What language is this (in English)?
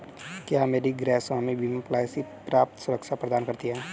Hindi